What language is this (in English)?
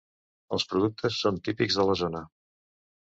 Catalan